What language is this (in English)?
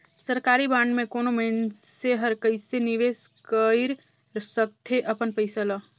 Chhattisgarhi